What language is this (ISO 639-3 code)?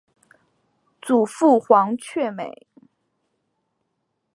zho